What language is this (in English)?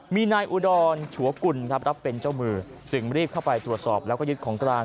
Thai